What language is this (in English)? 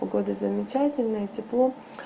Russian